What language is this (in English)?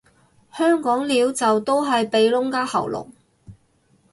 Cantonese